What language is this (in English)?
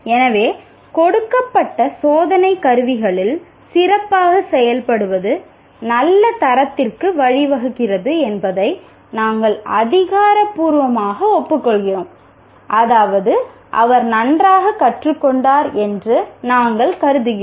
Tamil